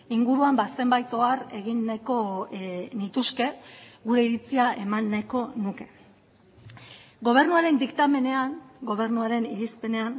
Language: Basque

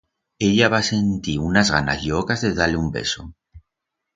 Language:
Aragonese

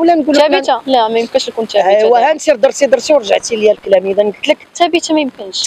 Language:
Arabic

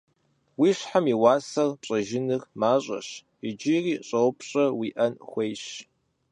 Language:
Kabardian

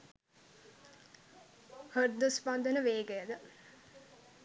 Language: Sinhala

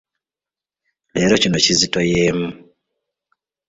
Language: Ganda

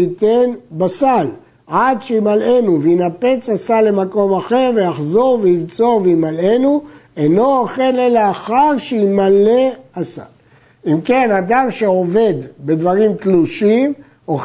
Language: Hebrew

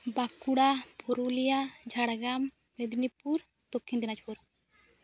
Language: Santali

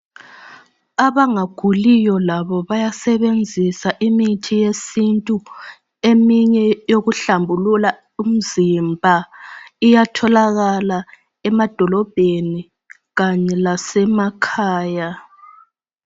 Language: North Ndebele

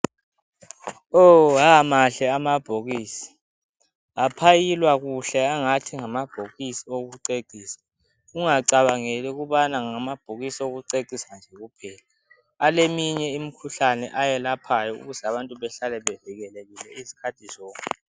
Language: North Ndebele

